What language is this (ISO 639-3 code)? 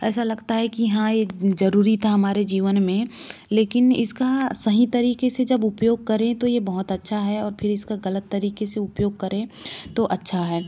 hin